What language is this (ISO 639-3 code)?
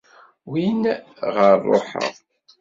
kab